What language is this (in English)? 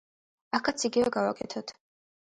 Georgian